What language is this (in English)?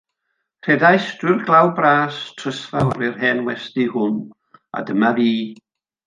Welsh